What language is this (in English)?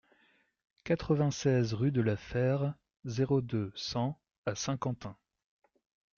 French